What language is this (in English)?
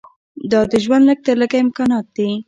Pashto